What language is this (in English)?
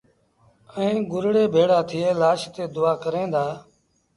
Sindhi Bhil